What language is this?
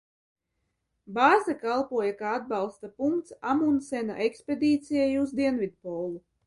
Latvian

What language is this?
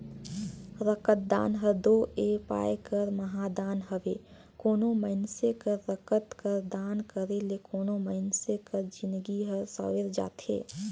Chhattisgarhi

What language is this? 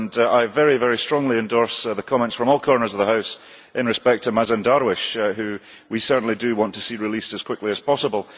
English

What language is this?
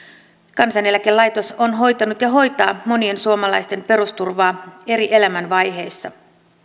Finnish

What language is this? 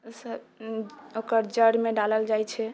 Maithili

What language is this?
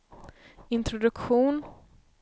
Swedish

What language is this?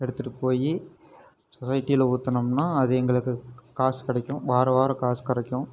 Tamil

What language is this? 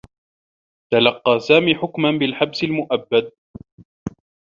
Arabic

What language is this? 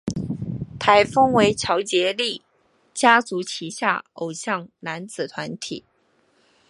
Chinese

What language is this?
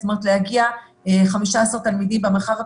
Hebrew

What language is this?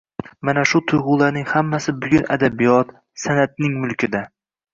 Uzbek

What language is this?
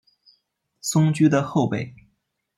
Chinese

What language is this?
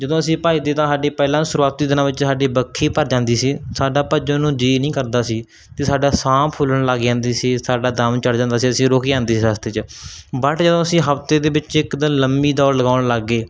Punjabi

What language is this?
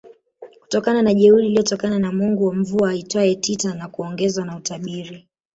Swahili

